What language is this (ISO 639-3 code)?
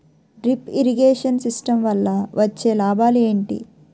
tel